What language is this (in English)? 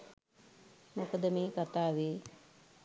Sinhala